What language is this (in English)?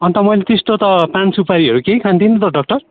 Nepali